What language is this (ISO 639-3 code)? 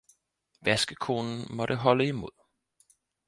dan